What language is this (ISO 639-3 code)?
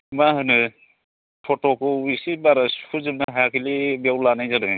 brx